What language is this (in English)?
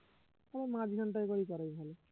Bangla